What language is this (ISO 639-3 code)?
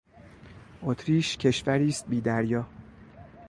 fas